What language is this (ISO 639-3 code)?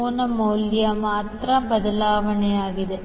kan